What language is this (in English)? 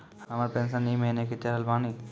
Maithili